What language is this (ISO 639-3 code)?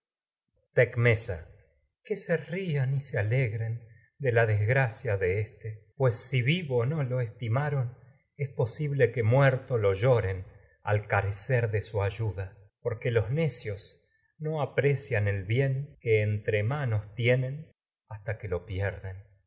spa